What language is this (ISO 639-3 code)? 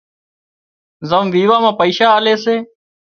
kxp